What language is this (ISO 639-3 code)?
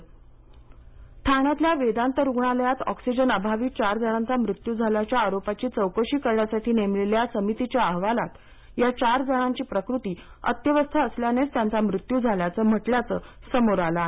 mar